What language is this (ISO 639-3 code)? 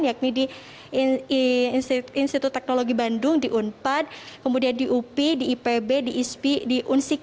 ind